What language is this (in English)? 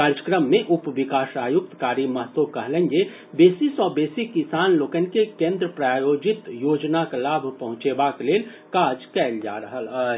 Maithili